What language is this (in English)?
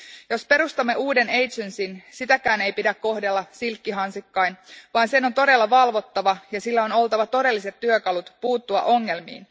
Finnish